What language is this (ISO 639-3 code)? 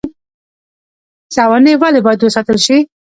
pus